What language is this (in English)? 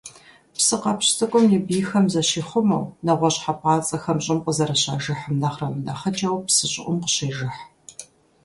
Kabardian